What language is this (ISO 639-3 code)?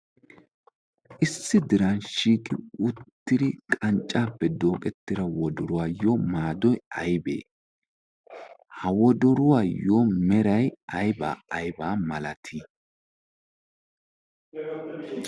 wal